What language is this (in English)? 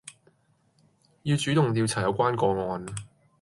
Cantonese